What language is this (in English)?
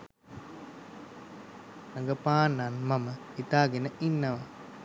Sinhala